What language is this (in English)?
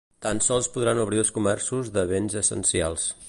Catalan